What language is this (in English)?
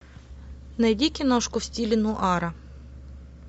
Russian